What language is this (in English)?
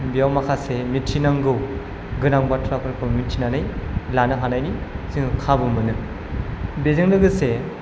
Bodo